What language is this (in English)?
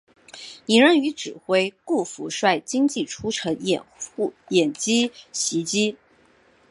Chinese